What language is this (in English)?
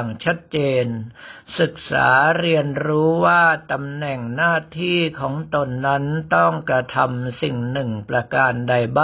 Thai